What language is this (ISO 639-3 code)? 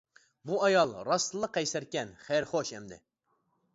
uig